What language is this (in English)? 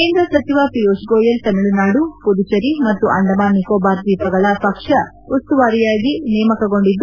Kannada